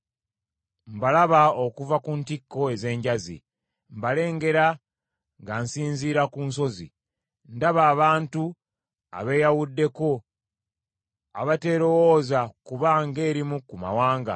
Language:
Ganda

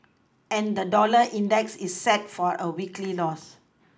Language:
English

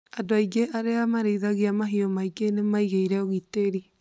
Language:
Kikuyu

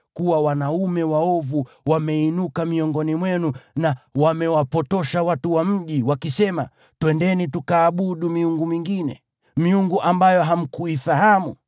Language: Swahili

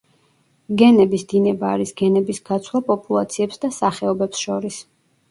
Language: Georgian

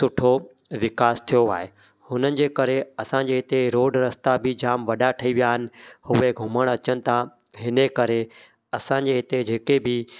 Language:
Sindhi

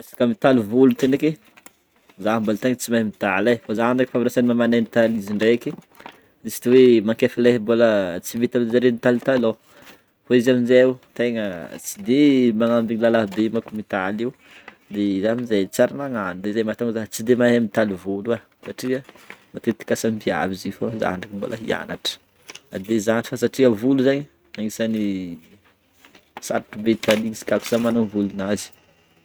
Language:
Northern Betsimisaraka Malagasy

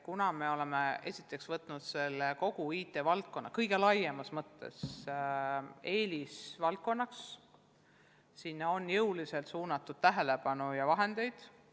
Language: Estonian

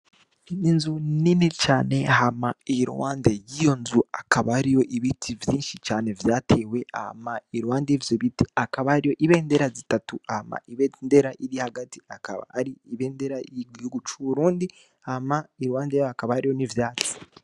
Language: Rundi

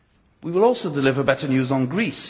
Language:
English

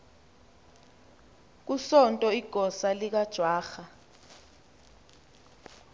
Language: Xhosa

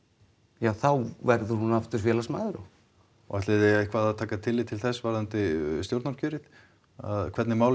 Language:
Icelandic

